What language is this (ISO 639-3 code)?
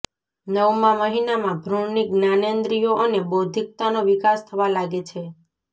guj